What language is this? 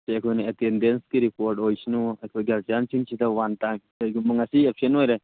Manipuri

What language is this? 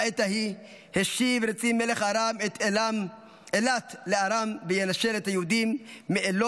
Hebrew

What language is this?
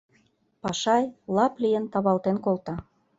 Mari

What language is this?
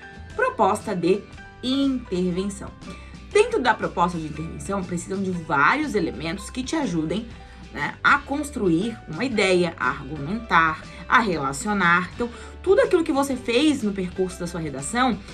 Portuguese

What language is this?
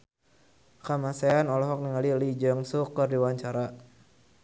Sundanese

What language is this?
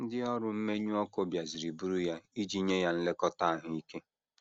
Igbo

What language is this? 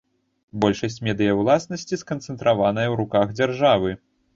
Belarusian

